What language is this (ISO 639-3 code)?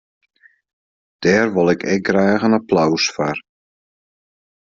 fry